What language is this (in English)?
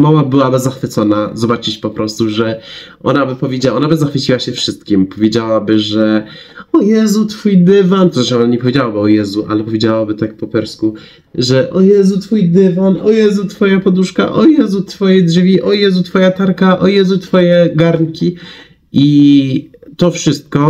Polish